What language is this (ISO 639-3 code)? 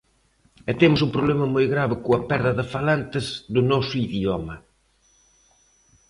glg